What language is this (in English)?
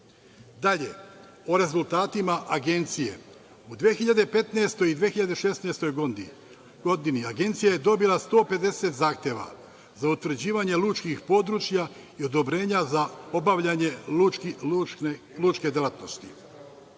Serbian